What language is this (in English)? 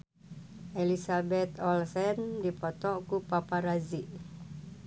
Sundanese